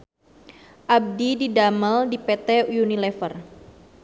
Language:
Sundanese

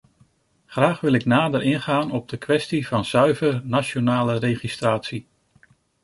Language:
Dutch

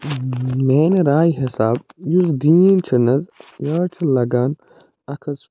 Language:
Kashmiri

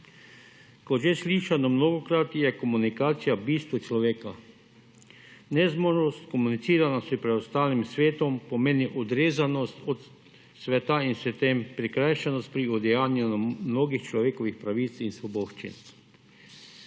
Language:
Slovenian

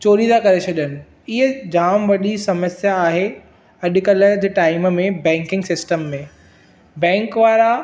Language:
Sindhi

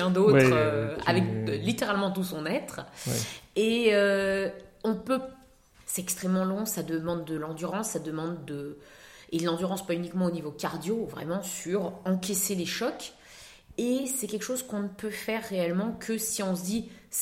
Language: French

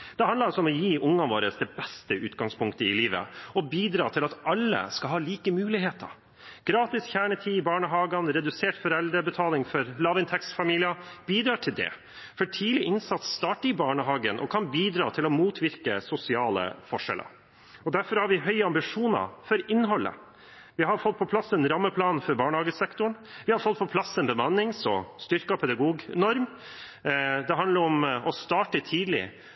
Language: Norwegian Bokmål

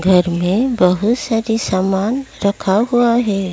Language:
Hindi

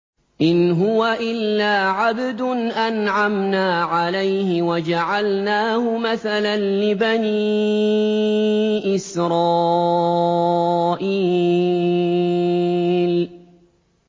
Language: Arabic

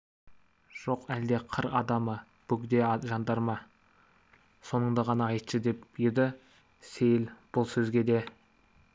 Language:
Kazakh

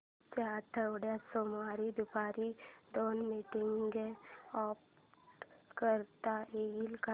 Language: Marathi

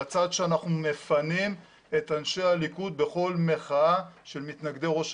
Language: Hebrew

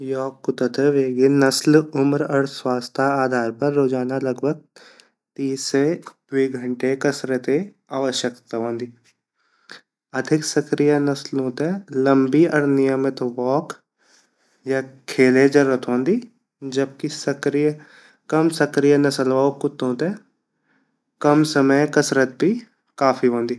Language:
Garhwali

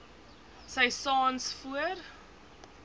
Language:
Afrikaans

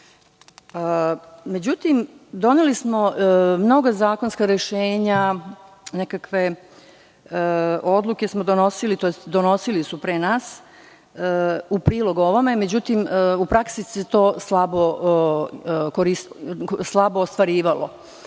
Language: Serbian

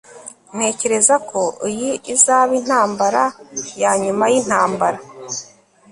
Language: Kinyarwanda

